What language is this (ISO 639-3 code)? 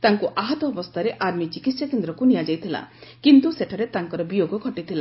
ori